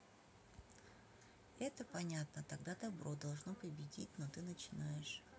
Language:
Russian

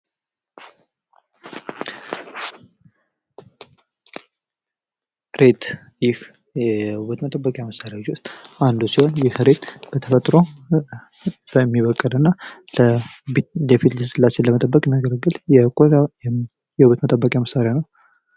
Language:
Amharic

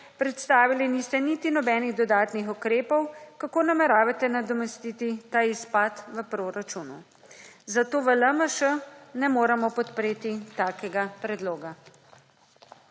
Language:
Slovenian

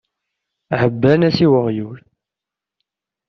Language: Kabyle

